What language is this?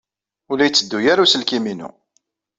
Kabyle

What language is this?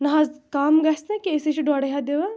Kashmiri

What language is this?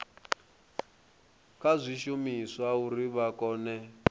Venda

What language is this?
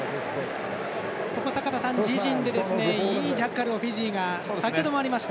Japanese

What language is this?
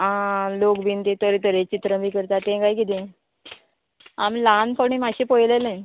Konkani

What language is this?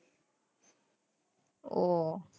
Gujarati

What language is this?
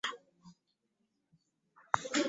Ganda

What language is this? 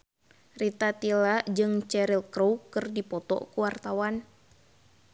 Sundanese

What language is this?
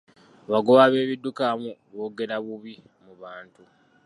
Ganda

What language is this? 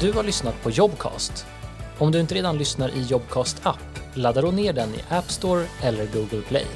Swedish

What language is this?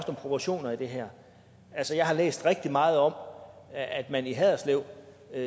Danish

